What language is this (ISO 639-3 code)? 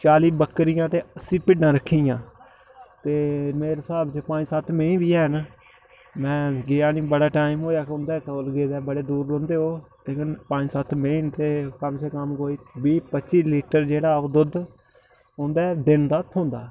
doi